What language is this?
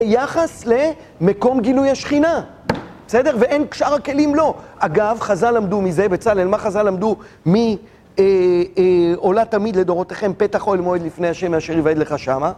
Hebrew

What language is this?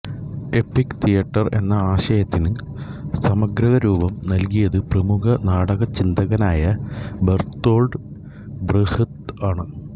Malayalam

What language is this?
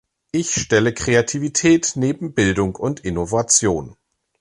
German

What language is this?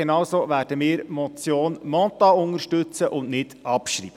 Swiss German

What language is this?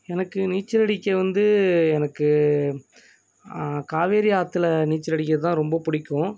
Tamil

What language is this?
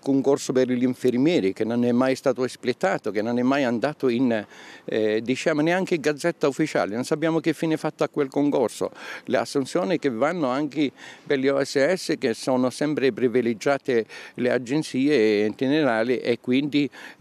Italian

